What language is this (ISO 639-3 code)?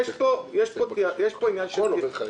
heb